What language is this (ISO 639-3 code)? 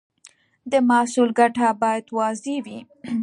pus